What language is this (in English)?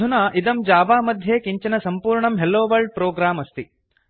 Sanskrit